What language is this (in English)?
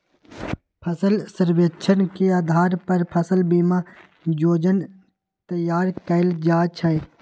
Magahi